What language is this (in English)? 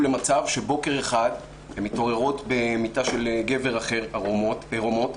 Hebrew